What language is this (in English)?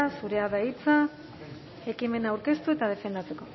Basque